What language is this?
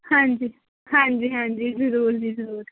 Punjabi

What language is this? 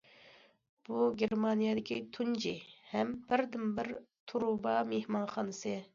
Uyghur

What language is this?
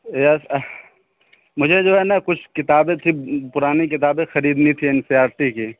Urdu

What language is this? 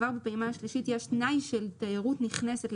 Hebrew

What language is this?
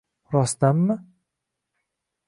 Uzbek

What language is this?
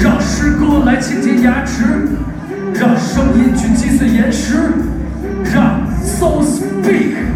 Chinese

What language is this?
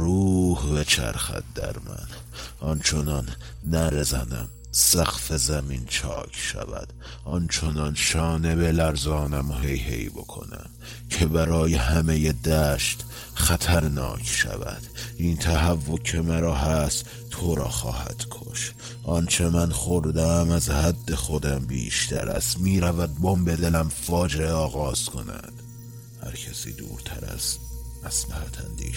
Persian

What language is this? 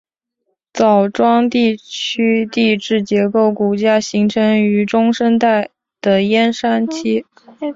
Chinese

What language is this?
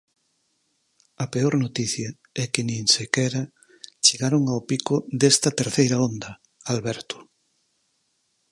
Galician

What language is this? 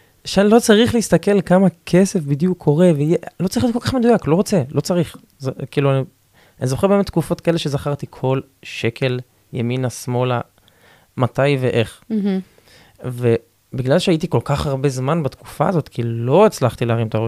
Hebrew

